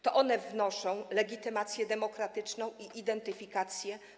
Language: Polish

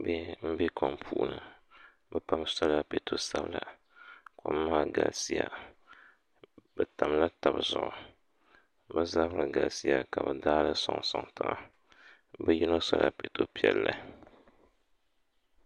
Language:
Dagbani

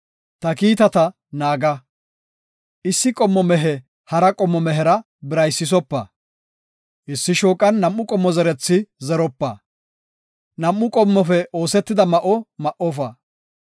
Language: Gofa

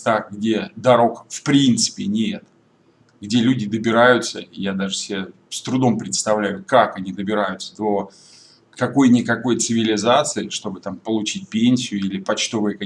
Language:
Russian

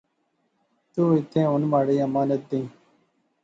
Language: Pahari-Potwari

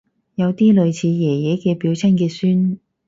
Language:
Cantonese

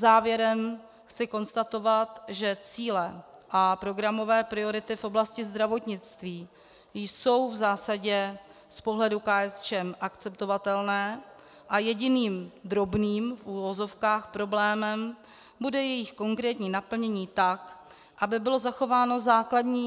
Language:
Czech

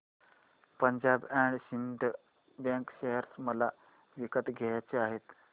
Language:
Marathi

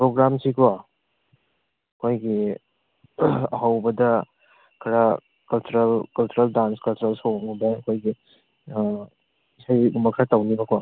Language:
Manipuri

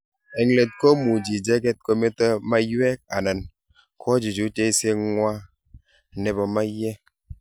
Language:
Kalenjin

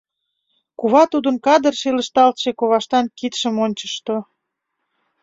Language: Mari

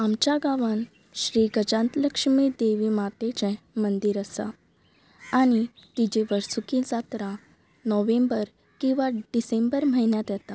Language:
Konkani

